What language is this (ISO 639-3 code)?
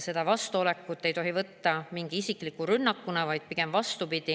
est